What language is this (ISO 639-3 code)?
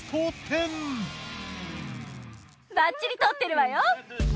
jpn